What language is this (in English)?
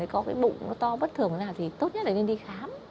Vietnamese